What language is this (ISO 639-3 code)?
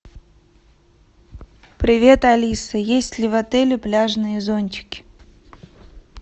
rus